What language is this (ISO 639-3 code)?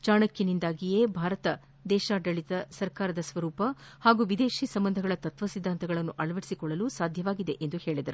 kan